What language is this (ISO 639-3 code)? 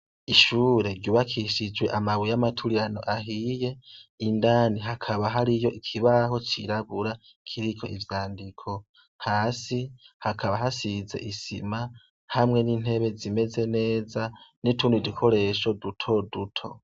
run